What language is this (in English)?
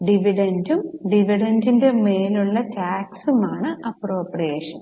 Malayalam